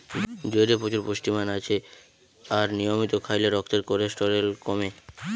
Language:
Bangla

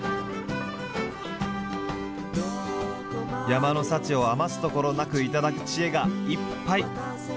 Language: Japanese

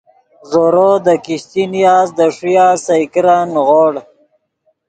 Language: Yidgha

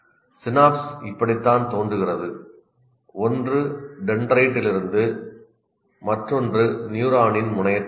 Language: Tamil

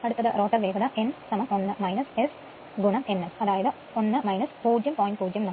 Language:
Malayalam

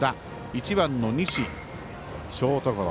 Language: Japanese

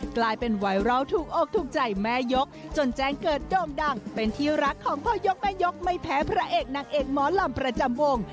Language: Thai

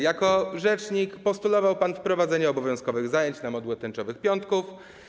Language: Polish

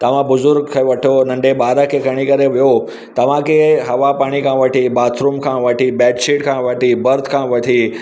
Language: Sindhi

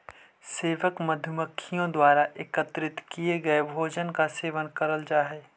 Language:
Magahi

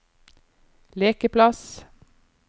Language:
Norwegian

